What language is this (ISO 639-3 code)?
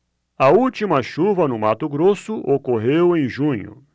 por